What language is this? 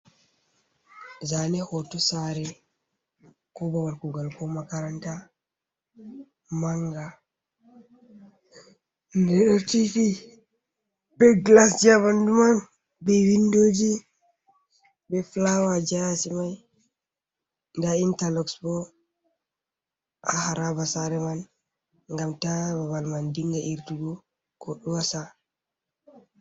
Fula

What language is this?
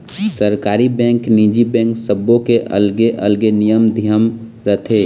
Chhattisgarhi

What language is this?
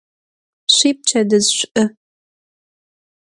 Adyghe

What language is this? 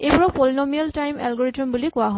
Assamese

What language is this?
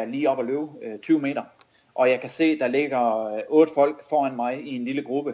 Danish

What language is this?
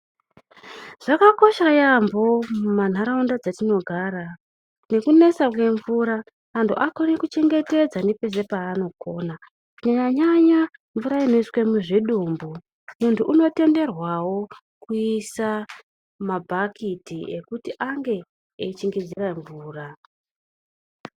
Ndau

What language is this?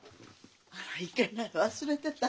Japanese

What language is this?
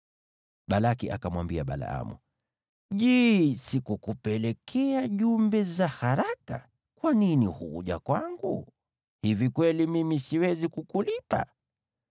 Swahili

